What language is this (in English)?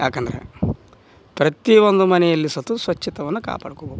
Kannada